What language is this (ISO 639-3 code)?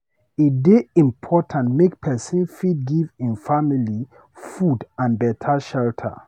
pcm